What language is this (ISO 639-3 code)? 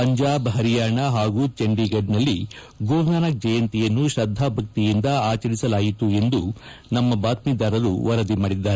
kan